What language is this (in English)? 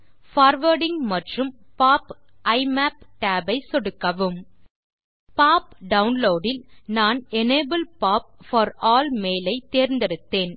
Tamil